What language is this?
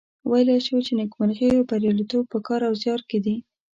Pashto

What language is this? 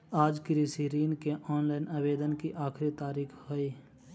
Magahi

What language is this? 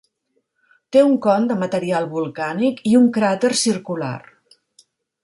Catalan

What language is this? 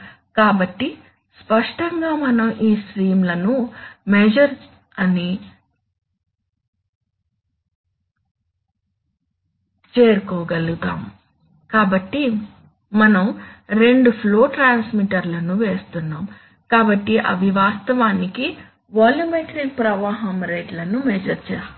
Telugu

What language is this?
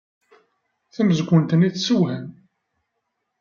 Kabyle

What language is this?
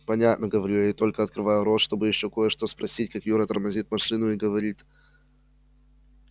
Russian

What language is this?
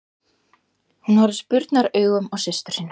Icelandic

